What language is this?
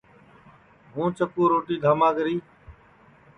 Sansi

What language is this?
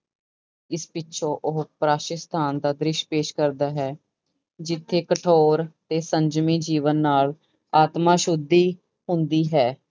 Punjabi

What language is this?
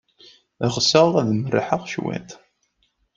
Kabyle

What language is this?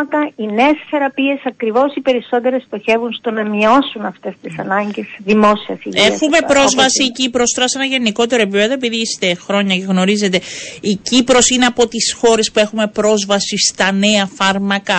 Greek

